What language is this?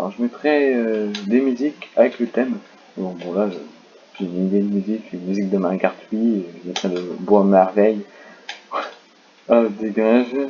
French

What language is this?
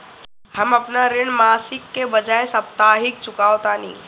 Bhojpuri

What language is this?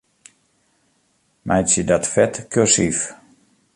Western Frisian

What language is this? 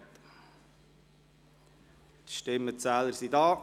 Swiss German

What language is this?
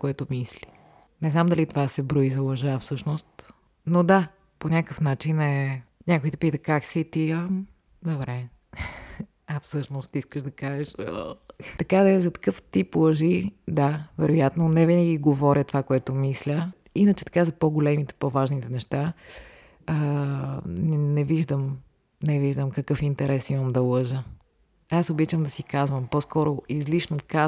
Bulgarian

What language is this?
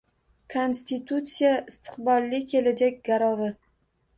Uzbek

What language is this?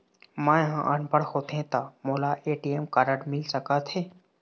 Chhattisgarhi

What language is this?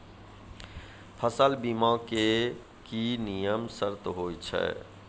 Maithili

